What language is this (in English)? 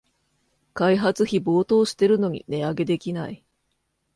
Japanese